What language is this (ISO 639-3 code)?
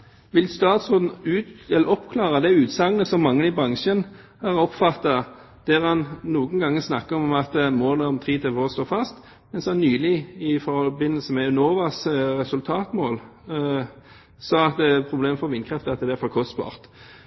nob